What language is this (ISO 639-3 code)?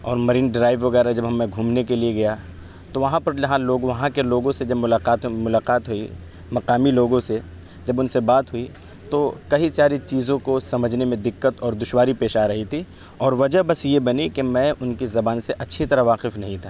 urd